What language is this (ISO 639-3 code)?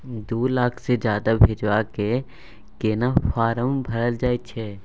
mai